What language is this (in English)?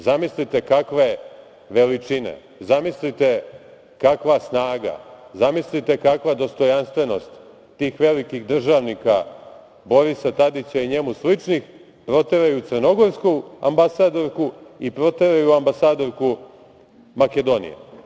Serbian